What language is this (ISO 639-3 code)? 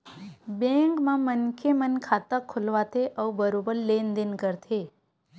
hne